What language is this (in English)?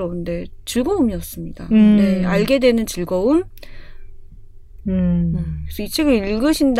Korean